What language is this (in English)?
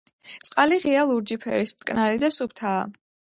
Georgian